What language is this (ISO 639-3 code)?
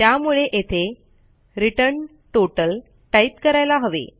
mar